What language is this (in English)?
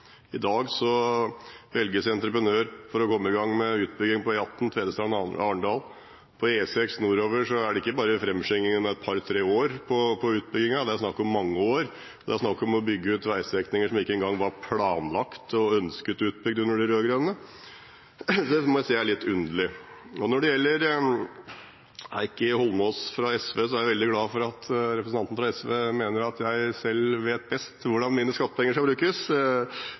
Norwegian Bokmål